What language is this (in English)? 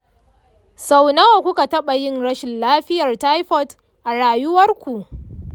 Hausa